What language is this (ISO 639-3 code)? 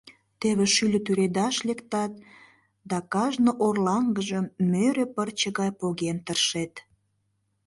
chm